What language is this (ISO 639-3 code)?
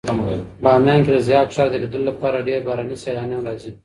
pus